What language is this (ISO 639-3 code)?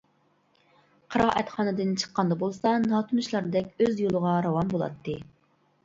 uig